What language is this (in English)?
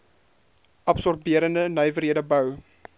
Afrikaans